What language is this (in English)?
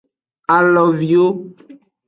Aja (Benin)